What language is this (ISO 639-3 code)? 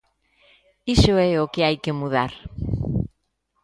glg